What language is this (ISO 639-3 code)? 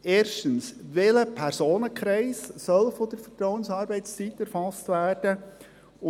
gsw